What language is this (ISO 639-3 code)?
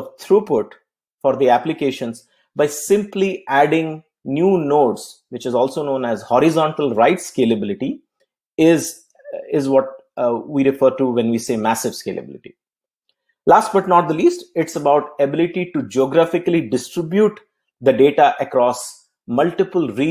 eng